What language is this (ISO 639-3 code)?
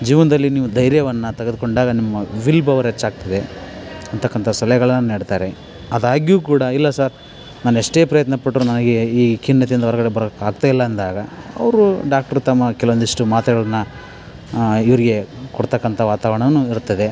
kan